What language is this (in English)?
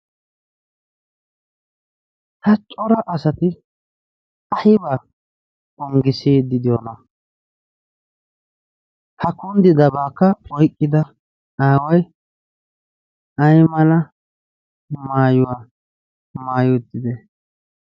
Wolaytta